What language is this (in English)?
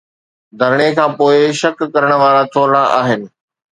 Sindhi